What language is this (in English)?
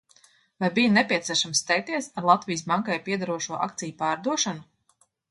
Latvian